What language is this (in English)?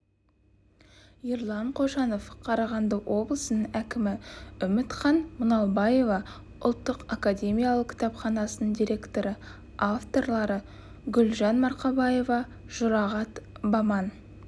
Kazakh